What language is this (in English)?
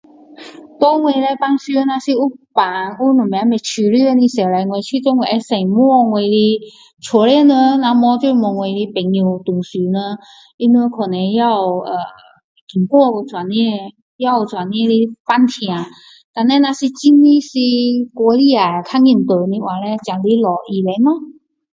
Min Dong Chinese